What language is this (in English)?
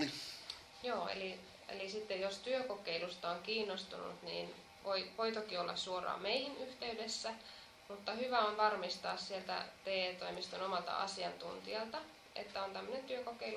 Finnish